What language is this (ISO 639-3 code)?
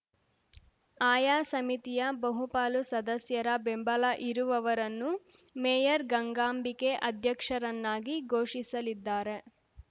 kan